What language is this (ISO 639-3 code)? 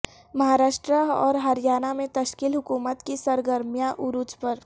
urd